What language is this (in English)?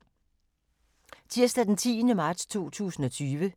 Danish